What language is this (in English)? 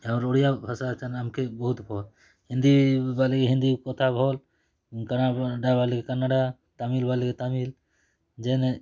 Odia